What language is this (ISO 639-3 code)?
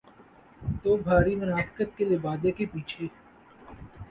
urd